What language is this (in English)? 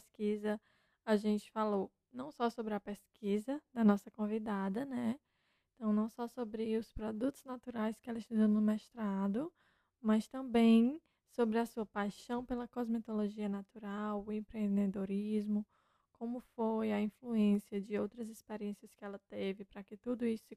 Portuguese